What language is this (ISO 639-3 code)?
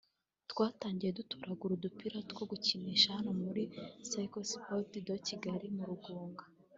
kin